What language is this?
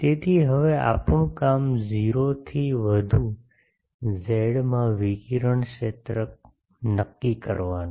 Gujarati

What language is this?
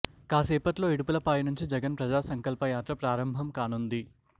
Telugu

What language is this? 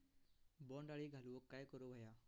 Marathi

